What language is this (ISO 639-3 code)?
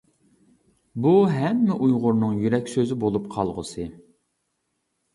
uig